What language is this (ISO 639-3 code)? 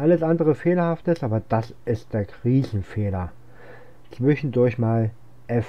deu